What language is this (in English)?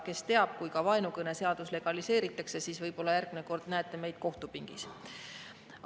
Estonian